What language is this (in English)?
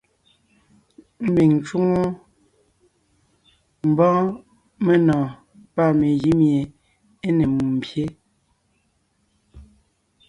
Ngiemboon